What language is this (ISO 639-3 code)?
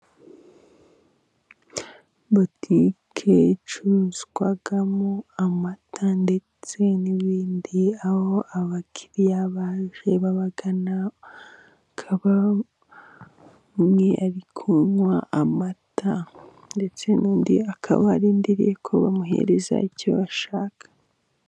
kin